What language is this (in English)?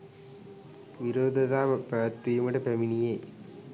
Sinhala